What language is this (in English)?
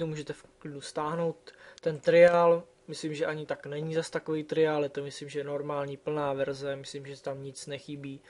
Czech